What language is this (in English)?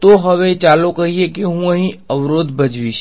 Gujarati